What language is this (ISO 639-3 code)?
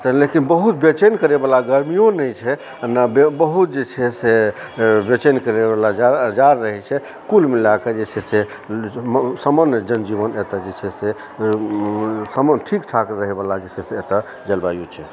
mai